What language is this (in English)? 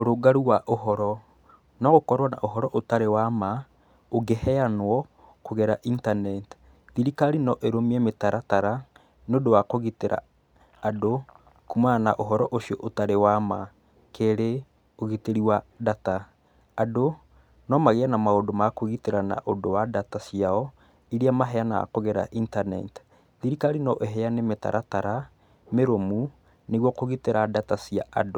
Kikuyu